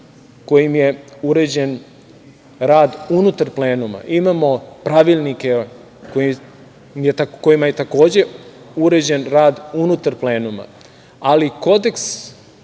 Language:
Serbian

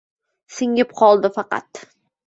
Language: Uzbek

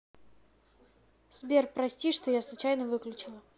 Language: Russian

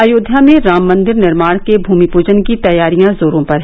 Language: Hindi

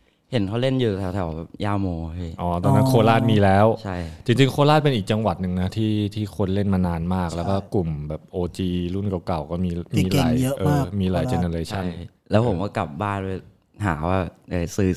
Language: Thai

